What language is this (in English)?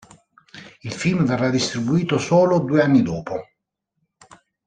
Italian